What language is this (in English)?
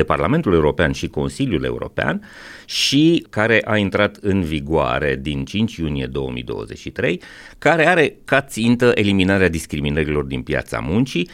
Romanian